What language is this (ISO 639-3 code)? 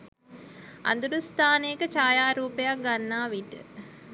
sin